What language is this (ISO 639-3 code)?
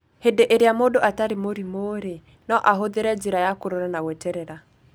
kik